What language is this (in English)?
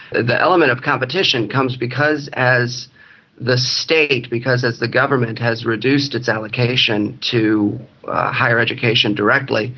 English